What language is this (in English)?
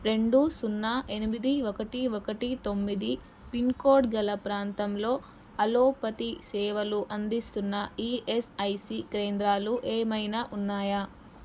Telugu